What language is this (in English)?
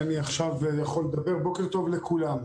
Hebrew